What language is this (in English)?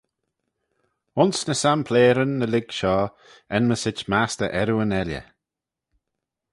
Manx